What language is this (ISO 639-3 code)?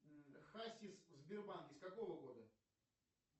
rus